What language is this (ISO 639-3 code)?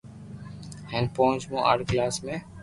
lrk